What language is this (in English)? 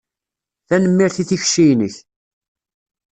Kabyle